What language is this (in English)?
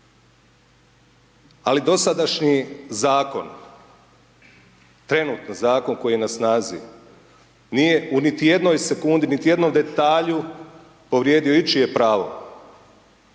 Croatian